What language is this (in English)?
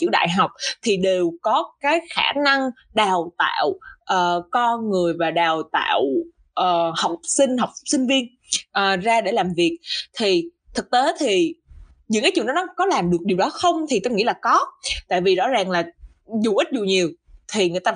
Vietnamese